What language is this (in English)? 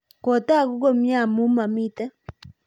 Kalenjin